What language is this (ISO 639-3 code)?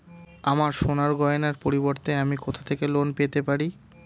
ben